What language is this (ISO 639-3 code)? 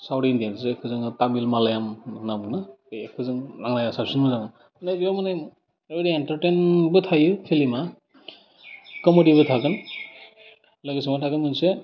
brx